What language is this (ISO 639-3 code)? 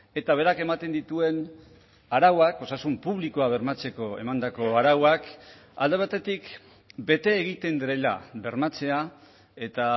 eus